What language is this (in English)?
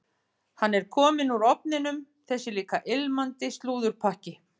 Icelandic